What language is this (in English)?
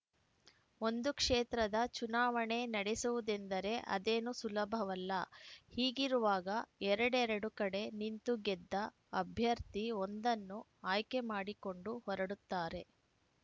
Kannada